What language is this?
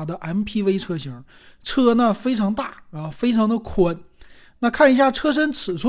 Chinese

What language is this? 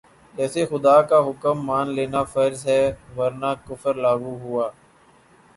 Urdu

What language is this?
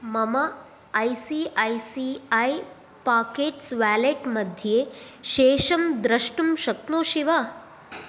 Sanskrit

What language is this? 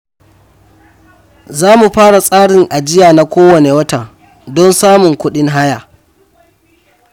Hausa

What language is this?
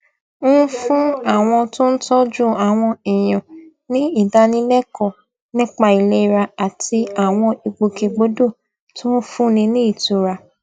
Yoruba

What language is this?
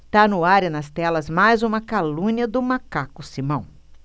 Portuguese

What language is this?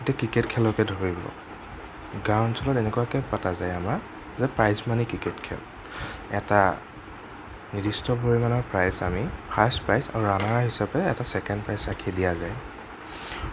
Assamese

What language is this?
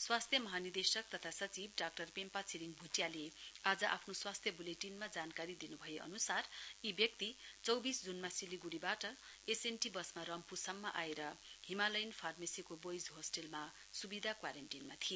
Nepali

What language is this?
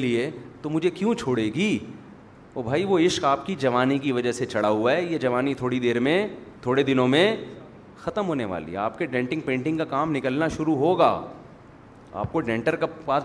Urdu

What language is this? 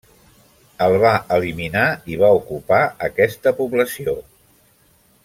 Catalan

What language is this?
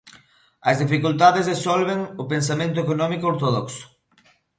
Galician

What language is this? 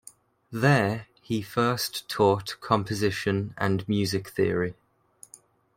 English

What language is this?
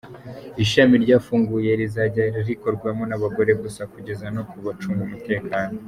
Kinyarwanda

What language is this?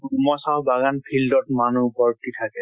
Assamese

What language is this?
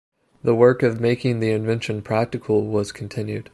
English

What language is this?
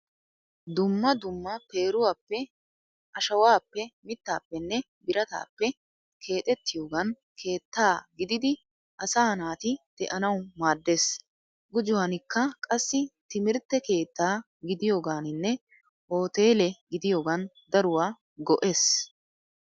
Wolaytta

